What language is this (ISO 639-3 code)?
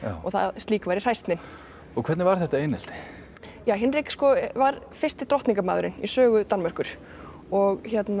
isl